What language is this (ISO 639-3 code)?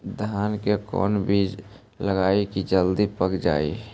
mag